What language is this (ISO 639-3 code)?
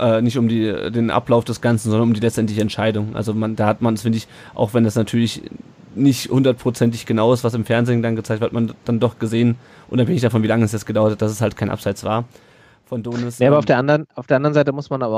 deu